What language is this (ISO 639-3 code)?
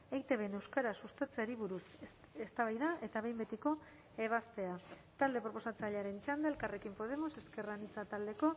eus